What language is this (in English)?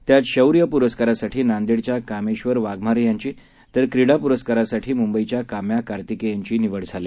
Marathi